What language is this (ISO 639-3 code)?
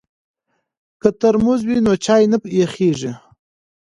pus